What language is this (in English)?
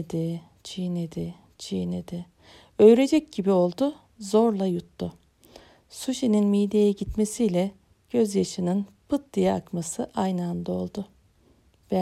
Turkish